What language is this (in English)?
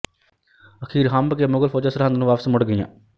Punjabi